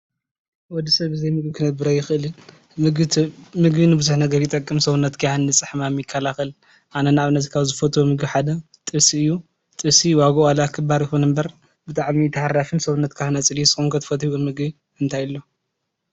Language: Tigrinya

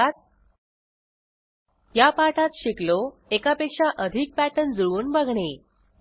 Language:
Marathi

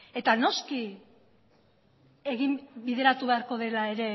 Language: Basque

